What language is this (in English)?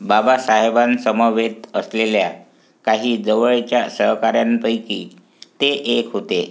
Marathi